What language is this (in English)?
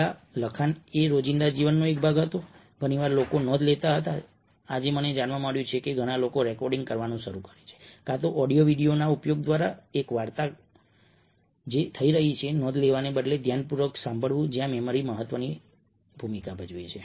Gujarati